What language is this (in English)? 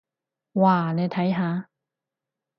Cantonese